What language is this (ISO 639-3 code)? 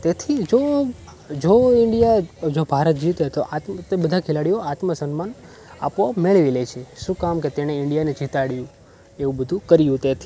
guj